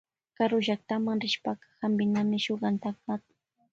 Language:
Loja Highland Quichua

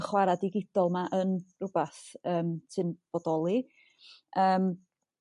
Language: Welsh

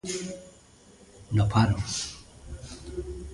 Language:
Galician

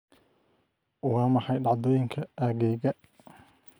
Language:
Somali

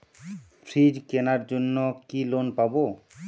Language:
Bangla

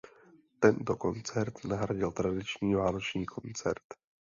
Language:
Czech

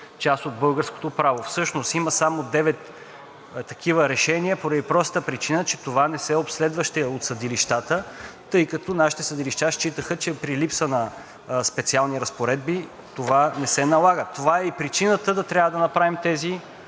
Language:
Bulgarian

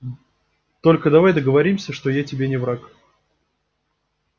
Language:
Russian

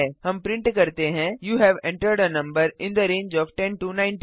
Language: Hindi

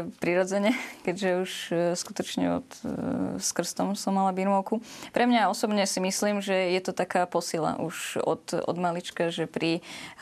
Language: Slovak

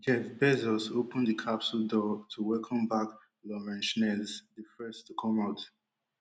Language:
Nigerian Pidgin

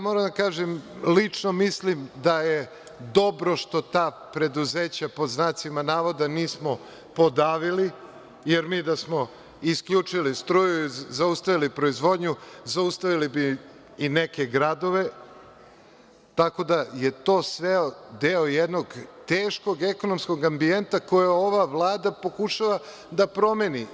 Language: Serbian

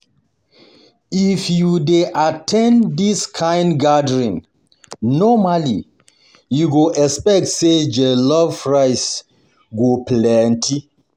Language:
Nigerian Pidgin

